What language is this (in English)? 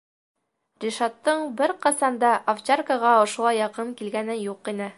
Bashkir